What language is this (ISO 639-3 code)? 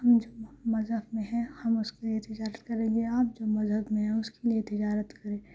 urd